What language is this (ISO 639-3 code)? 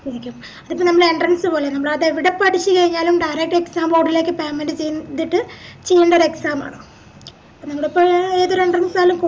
mal